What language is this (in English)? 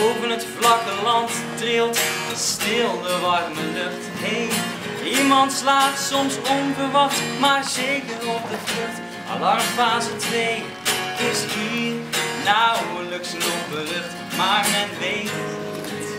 Dutch